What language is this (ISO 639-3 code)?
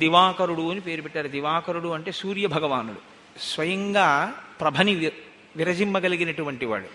tel